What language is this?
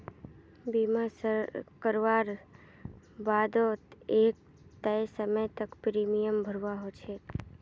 Magahi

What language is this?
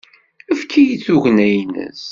Kabyle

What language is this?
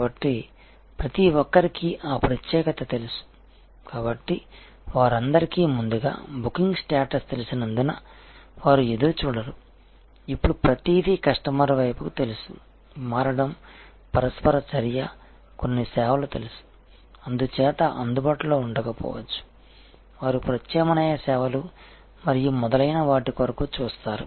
Telugu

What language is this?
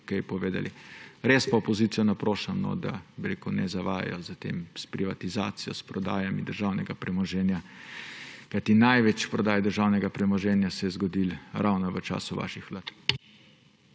Slovenian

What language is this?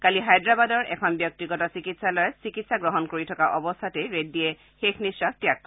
Assamese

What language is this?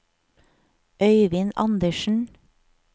Norwegian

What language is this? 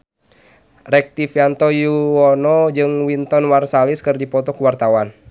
Sundanese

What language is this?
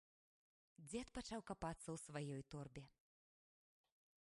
Belarusian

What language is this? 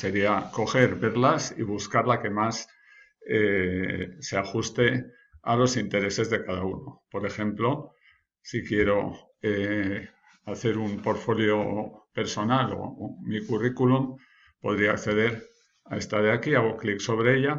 Spanish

